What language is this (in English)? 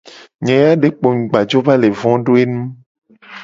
Gen